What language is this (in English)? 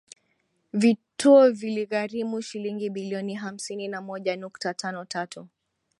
Swahili